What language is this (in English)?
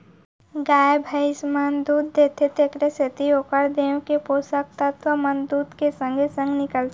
Chhattisgarhi